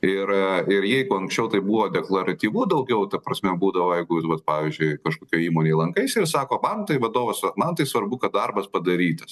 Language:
Lithuanian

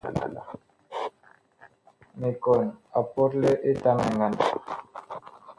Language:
Bakoko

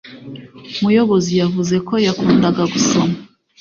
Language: Kinyarwanda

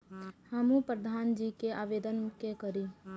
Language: Maithili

